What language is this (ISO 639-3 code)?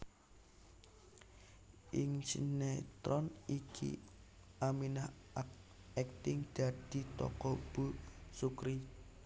jav